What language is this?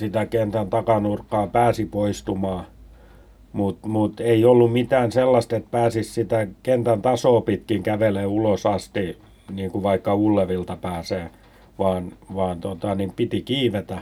Finnish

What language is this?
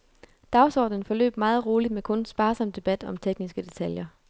Danish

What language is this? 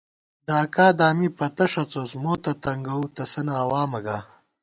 Gawar-Bati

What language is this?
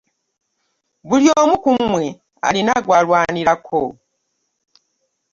Ganda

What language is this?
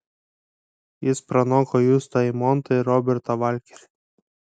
Lithuanian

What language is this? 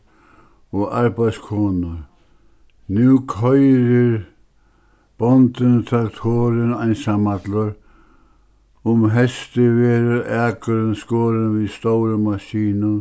Faroese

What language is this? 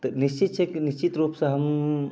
Maithili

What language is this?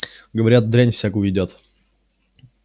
Russian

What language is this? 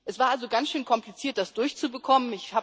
German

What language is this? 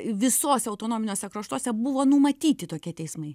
Lithuanian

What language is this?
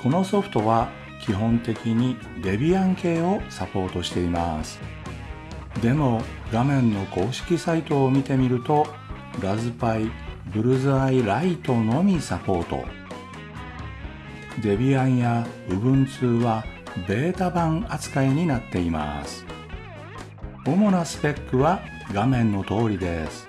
Japanese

